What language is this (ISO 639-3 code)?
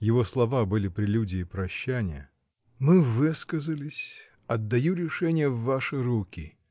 rus